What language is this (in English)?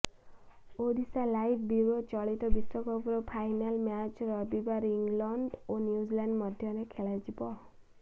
Odia